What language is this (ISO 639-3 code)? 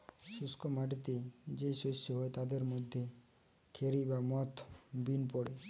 ben